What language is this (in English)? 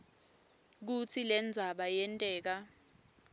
Swati